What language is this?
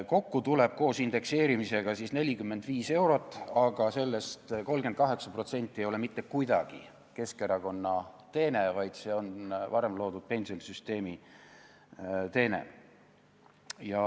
Estonian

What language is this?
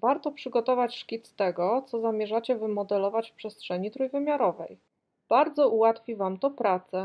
Polish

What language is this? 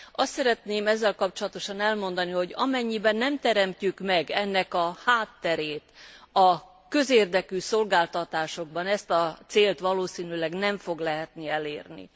Hungarian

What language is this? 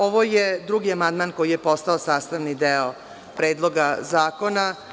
Serbian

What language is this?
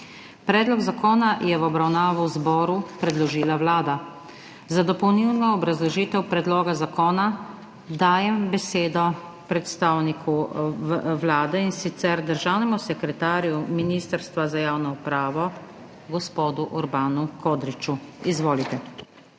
Slovenian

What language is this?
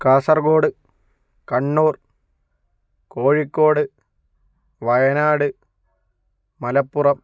Malayalam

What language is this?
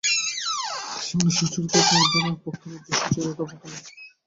Bangla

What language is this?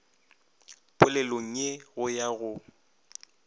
Northern Sotho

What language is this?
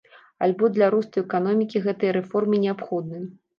Belarusian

